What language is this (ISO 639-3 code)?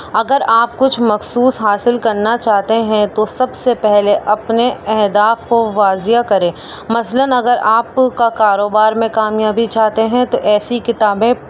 urd